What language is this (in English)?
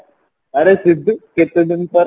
Odia